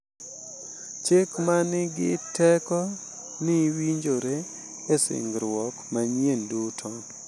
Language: Luo (Kenya and Tanzania)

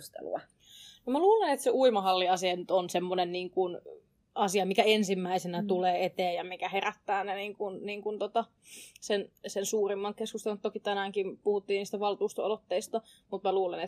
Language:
Finnish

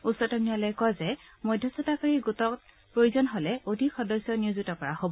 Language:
Assamese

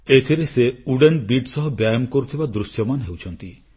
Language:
Odia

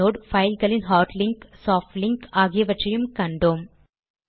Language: Tamil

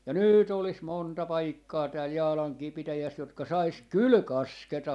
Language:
Finnish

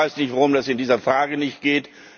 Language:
German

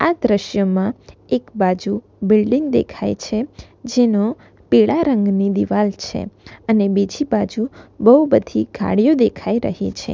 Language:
Gujarati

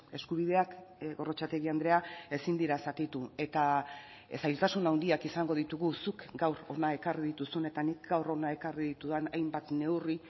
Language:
Basque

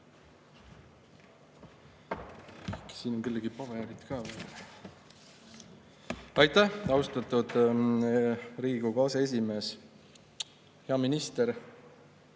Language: Estonian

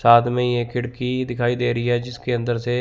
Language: Hindi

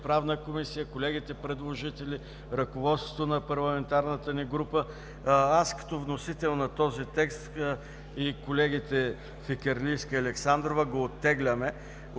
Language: Bulgarian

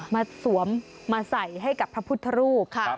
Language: Thai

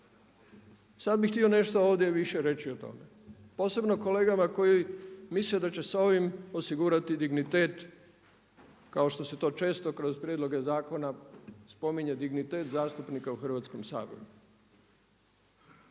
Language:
Croatian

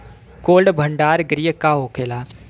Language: Bhojpuri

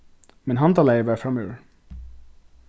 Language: Faroese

